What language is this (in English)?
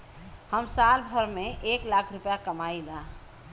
Bhojpuri